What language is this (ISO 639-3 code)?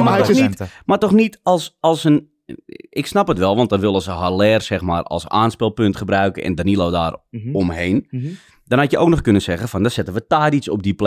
nld